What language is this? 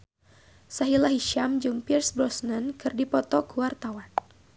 Sundanese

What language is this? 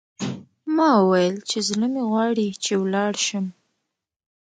Pashto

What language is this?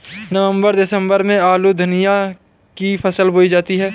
Hindi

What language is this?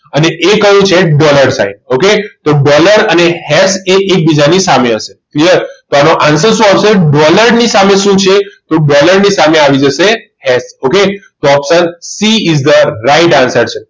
Gujarati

